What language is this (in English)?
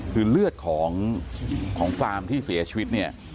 Thai